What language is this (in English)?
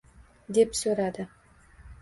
Uzbek